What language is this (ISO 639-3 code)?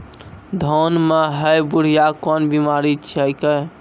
mai